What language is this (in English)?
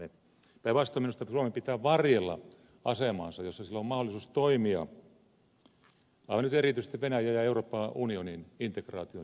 Finnish